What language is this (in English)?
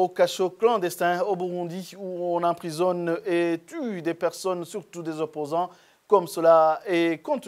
French